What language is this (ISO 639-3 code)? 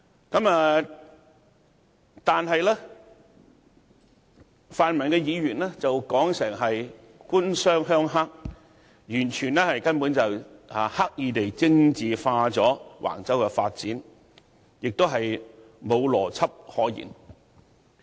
yue